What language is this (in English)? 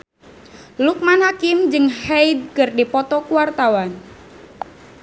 Sundanese